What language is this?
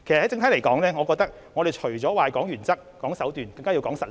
Cantonese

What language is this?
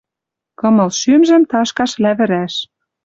Western Mari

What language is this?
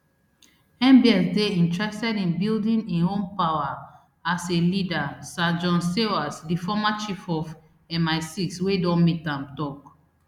Nigerian Pidgin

